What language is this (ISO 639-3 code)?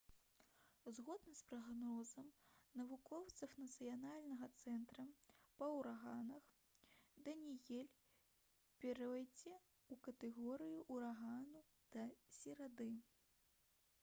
bel